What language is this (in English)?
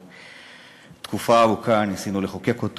Hebrew